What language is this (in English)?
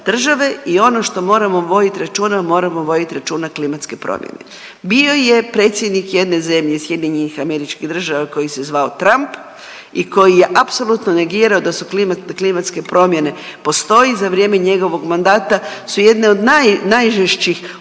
Croatian